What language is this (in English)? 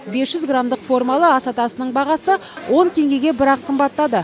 Kazakh